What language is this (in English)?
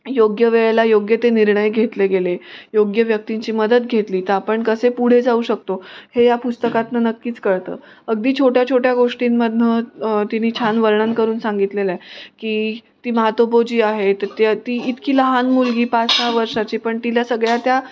Marathi